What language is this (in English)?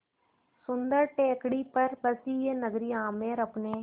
Hindi